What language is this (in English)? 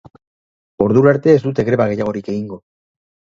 Basque